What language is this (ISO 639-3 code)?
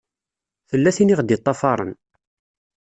kab